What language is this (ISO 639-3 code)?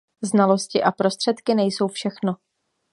ces